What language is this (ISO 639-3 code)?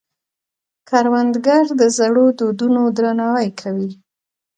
pus